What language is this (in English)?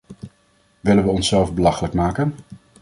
Dutch